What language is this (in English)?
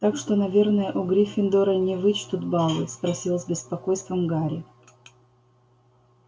Russian